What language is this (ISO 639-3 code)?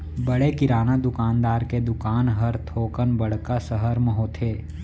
hne